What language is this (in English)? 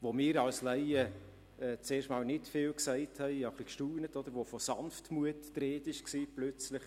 Swiss German